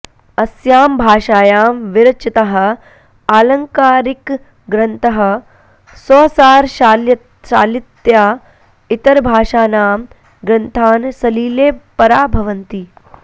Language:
Sanskrit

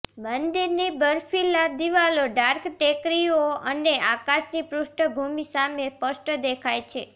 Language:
Gujarati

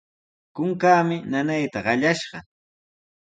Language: Sihuas Ancash Quechua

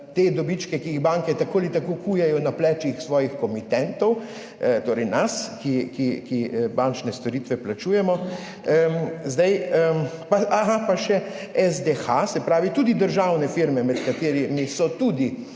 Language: Slovenian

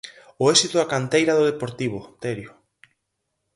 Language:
Galician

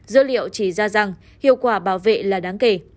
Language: Vietnamese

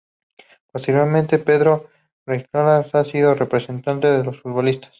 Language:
Spanish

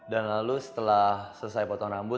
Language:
Indonesian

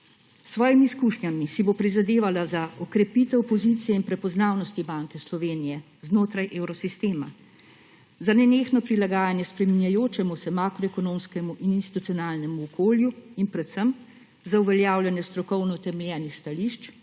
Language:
Slovenian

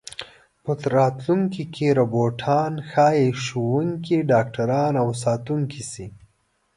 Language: Pashto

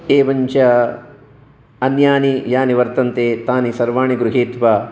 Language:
Sanskrit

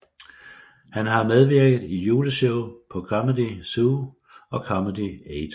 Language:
Danish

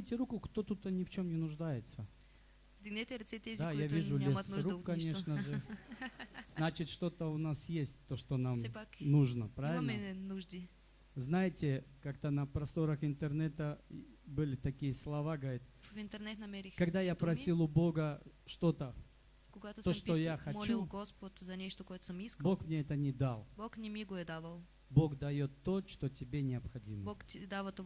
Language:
Russian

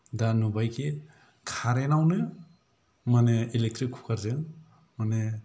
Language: Bodo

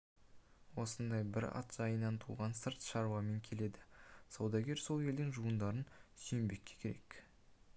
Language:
Kazakh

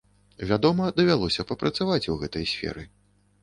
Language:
Belarusian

